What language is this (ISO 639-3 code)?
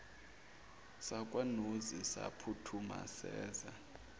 zul